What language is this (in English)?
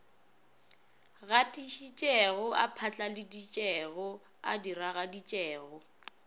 Northern Sotho